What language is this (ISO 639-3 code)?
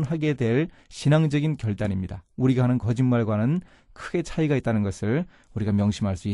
kor